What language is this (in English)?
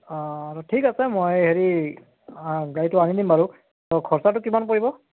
Assamese